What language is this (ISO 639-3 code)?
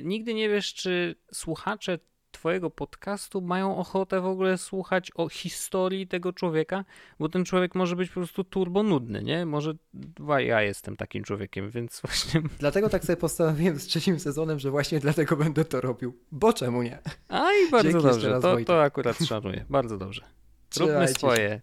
pol